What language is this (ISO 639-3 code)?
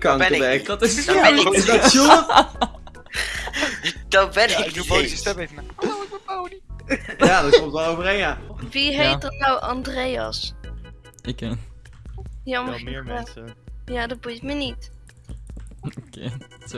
nld